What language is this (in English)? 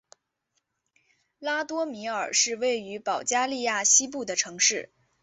Chinese